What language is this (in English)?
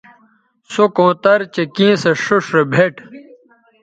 Bateri